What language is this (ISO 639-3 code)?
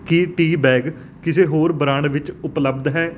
pan